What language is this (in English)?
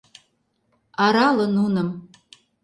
Mari